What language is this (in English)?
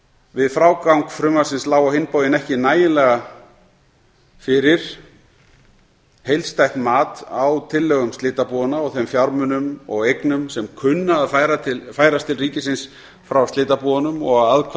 Icelandic